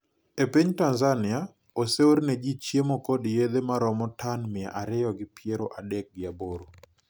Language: Luo (Kenya and Tanzania)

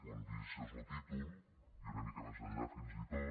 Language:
Catalan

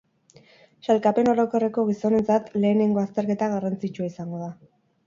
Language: Basque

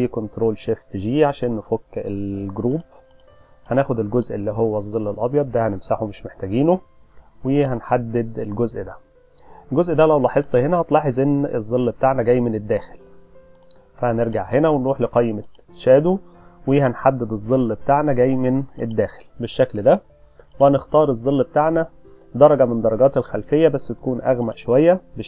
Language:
Arabic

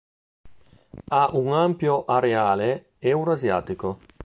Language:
Italian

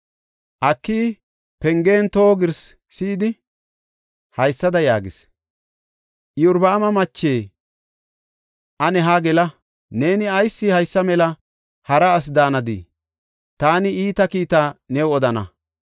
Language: Gofa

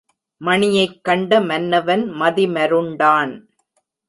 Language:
Tamil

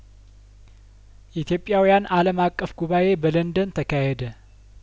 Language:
Amharic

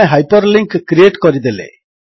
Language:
Odia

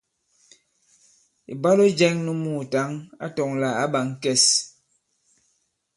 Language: Bankon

